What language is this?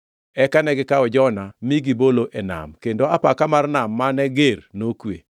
Luo (Kenya and Tanzania)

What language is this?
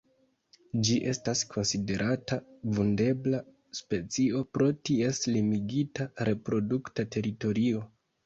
Esperanto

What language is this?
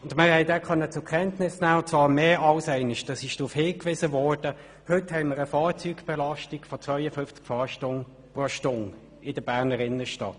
Swiss German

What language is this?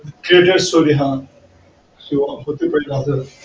Marathi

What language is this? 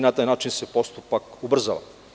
Serbian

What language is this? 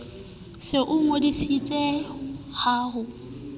Southern Sotho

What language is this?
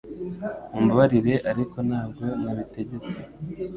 Kinyarwanda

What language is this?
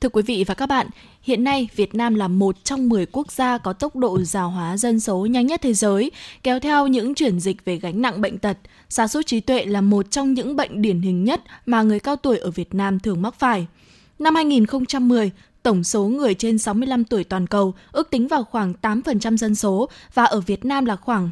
Vietnamese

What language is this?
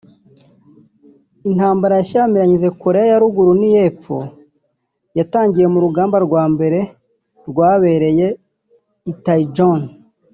Kinyarwanda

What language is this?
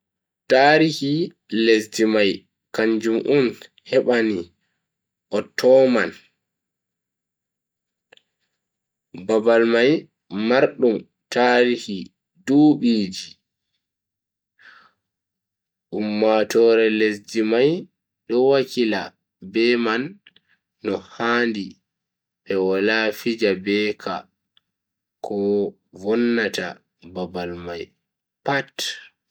Bagirmi Fulfulde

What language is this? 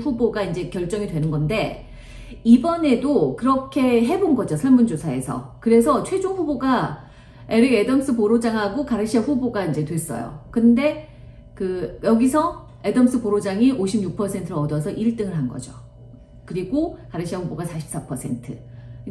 Korean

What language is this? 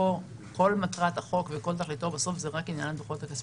Hebrew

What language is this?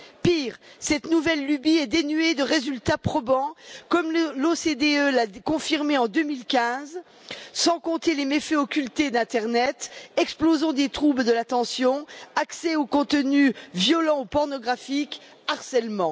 French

